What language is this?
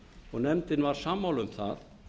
Icelandic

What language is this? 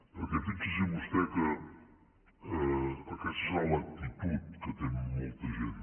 Catalan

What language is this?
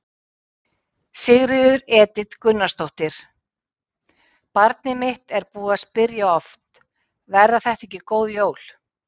Icelandic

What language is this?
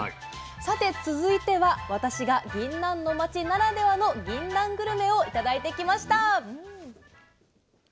Japanese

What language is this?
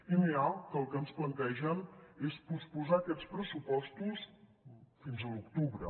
Catalan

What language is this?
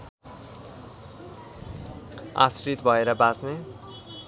Nepali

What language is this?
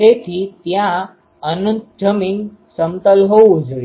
Gujarati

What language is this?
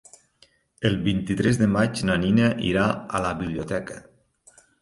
Catalan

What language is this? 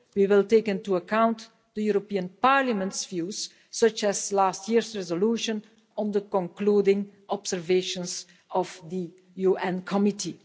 English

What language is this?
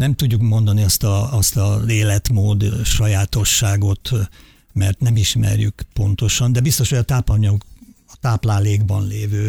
Hungarian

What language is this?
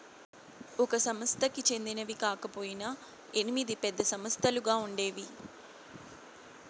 Telugu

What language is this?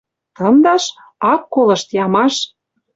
Western Mari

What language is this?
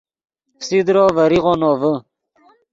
Yidgha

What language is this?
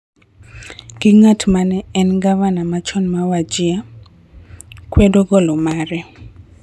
Luo (Kenya and Tanzania)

